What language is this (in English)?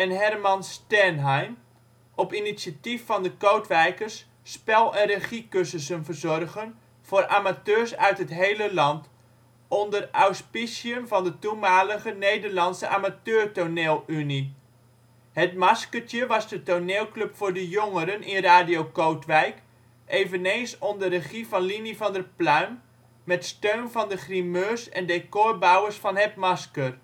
Dutch